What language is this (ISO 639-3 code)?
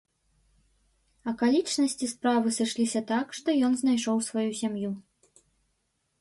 bel